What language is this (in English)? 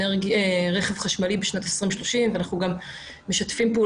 Hebrew